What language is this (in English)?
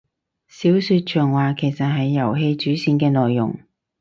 Cantonese